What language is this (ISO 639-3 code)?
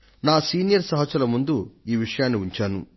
tel